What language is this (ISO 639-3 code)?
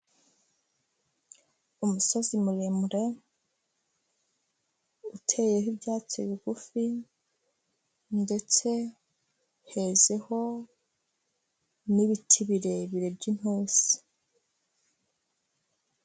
kin